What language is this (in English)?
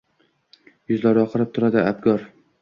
Uzbek